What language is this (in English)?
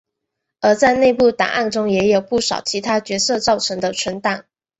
Chinese